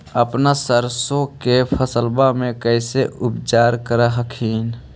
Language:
Magahi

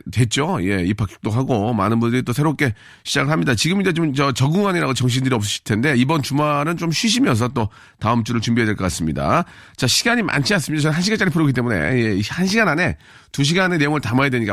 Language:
Korean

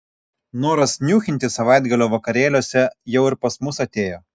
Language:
Lithuanian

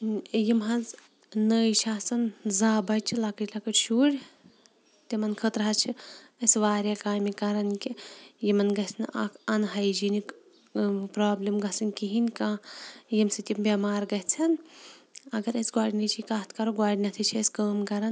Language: Kashmiri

